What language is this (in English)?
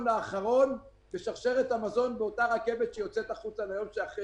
Hebrew